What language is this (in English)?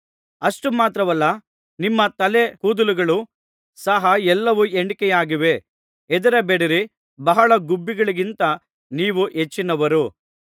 Kannada